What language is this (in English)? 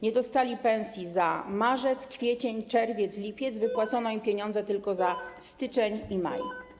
Polish